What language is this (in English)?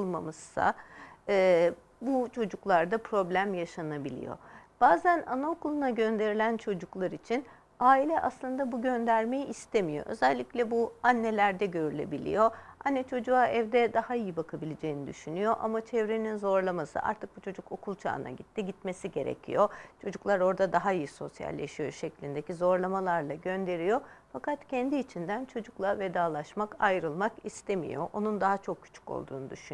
Turkish